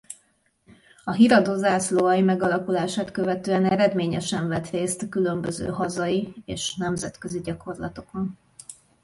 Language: Hungarian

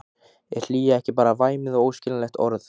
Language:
Icelandic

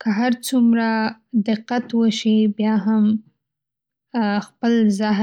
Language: Pashto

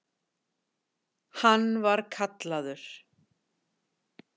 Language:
Icelandic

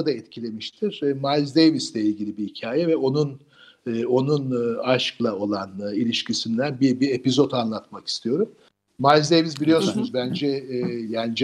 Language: Turkish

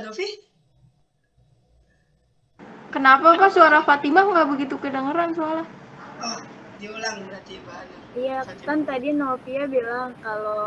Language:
Indonesian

